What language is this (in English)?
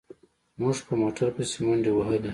Pashto